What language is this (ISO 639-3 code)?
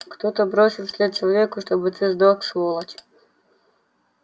rus